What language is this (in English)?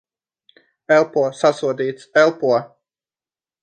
Latvian